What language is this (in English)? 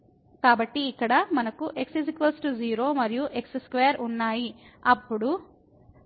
Telugu